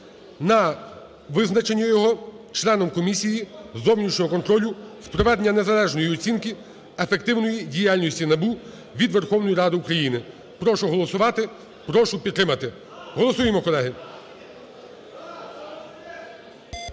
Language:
Ukrainian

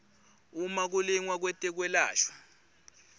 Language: Swati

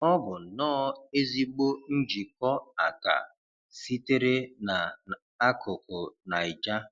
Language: Igbo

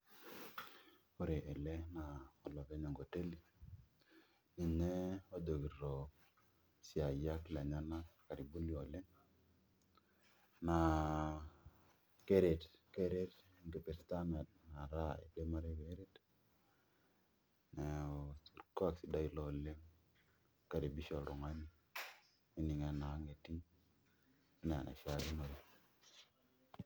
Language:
Masai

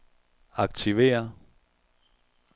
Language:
Danish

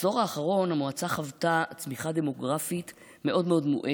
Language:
Hebrew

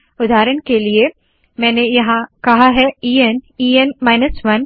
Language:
Hindi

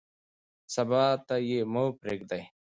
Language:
Pashto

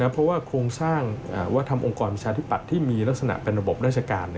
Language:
Thai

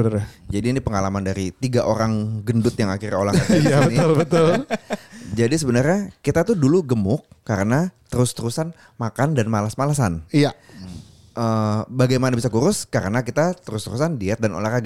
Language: Indonesian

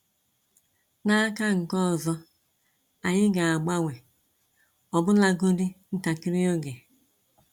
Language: Igbo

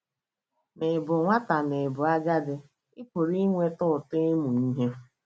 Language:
Igbo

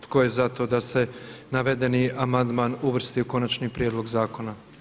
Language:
Croatian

